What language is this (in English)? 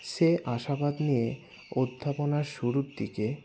Bangla